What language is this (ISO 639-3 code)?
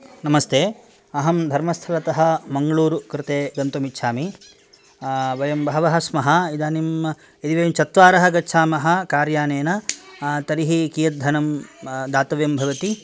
san